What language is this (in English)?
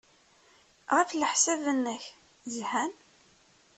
Kabyle